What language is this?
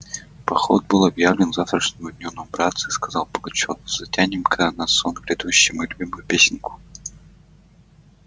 Russian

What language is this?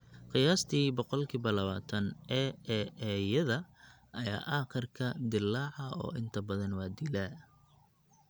Somali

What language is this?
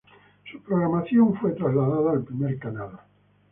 Spanish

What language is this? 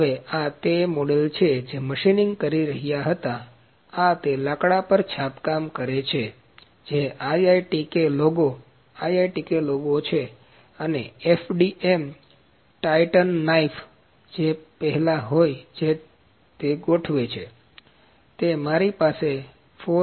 Gujarati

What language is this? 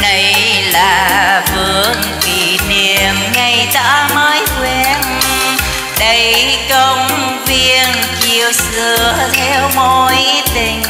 Vietnamese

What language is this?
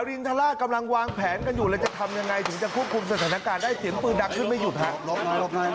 Thai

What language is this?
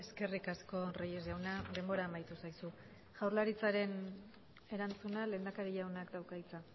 Basque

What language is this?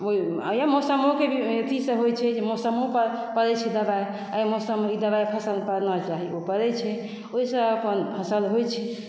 Maithili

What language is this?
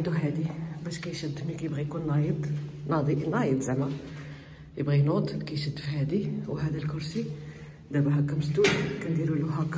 Arabic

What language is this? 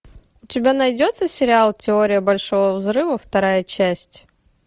Russian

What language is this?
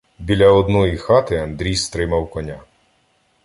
Ukrainian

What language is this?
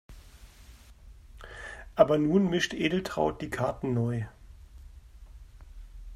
German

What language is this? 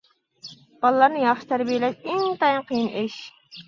Uyghur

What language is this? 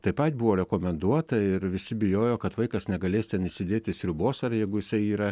Lithuanian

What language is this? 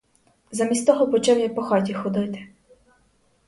Ukrainian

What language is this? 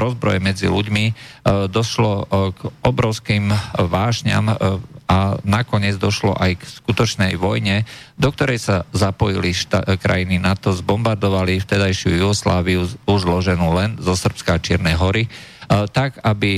Slovak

